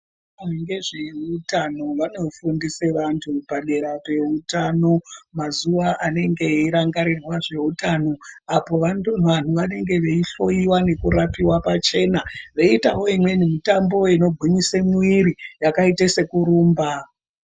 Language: Ndau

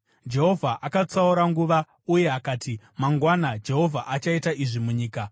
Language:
Shona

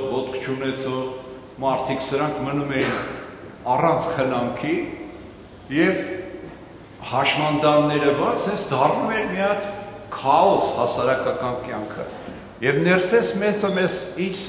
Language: German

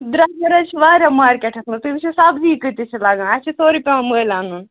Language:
Kashmiri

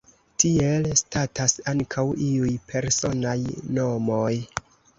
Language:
Esperanto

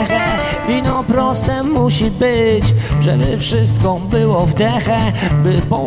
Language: Polish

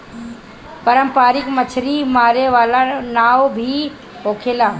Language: Bhojpuri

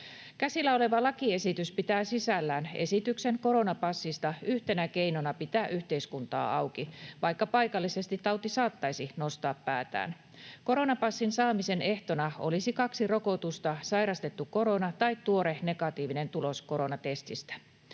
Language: Finnish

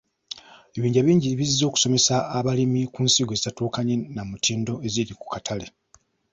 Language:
Ganda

